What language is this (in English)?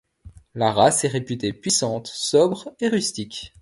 French